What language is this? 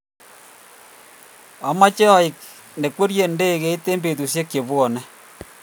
Kalenjin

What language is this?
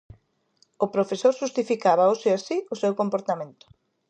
Galician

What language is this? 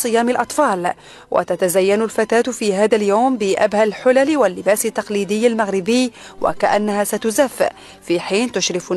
Arabic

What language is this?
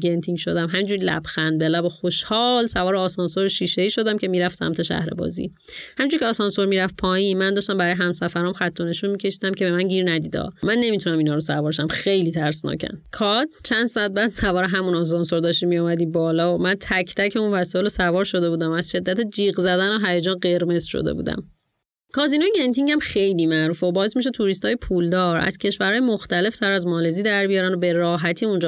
Persian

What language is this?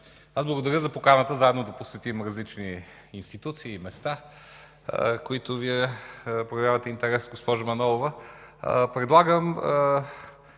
Bulgarian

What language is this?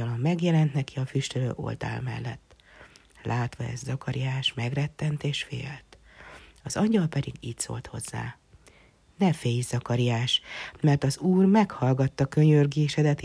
Hungarian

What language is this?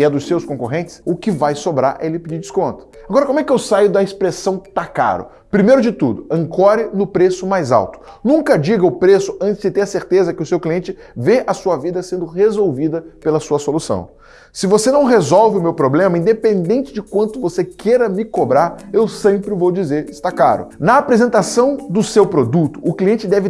Portuguese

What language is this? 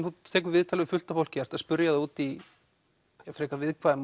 Icelandic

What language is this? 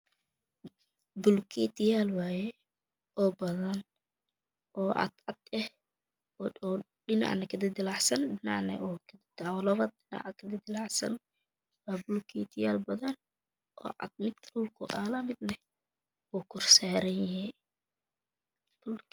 Somali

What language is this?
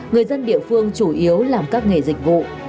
Vietnamese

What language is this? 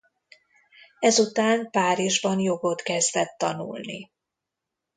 Hungarian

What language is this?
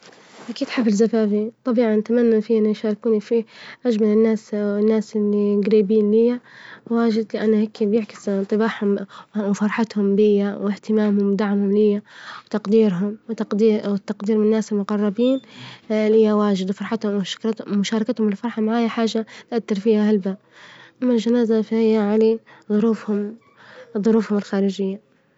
Libyan Arabic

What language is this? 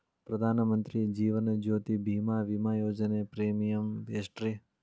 Kannada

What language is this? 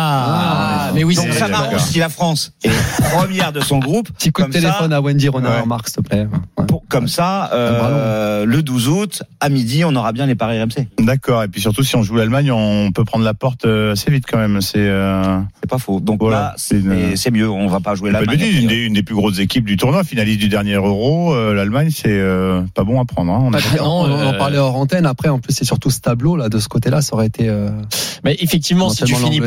French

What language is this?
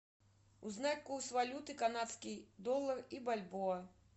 Russian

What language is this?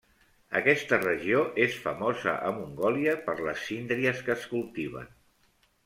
Catalan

